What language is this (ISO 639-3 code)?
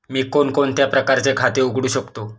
mar